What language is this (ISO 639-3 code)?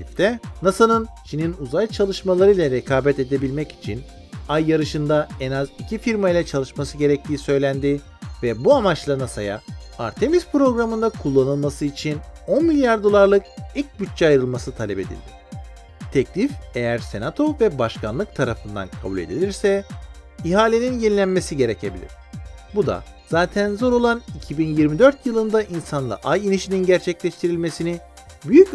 tur